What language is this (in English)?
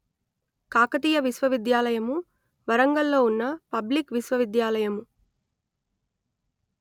Telugu